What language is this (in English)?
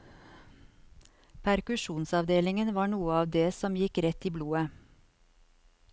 Norwegian